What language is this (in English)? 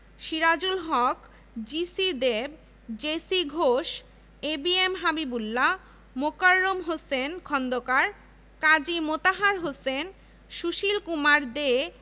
Bangla